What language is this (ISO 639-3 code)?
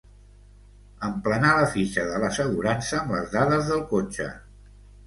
cat